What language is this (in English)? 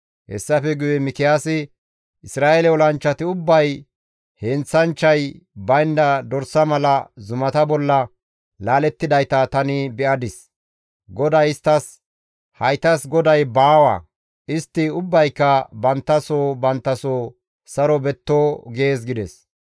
Gamo